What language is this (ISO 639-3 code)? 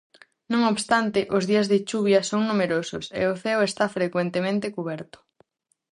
glg